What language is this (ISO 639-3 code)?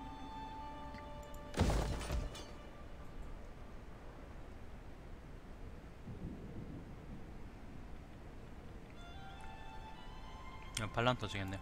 kor